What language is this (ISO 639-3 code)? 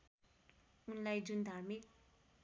nep